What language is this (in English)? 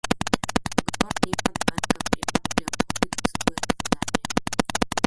Slovenian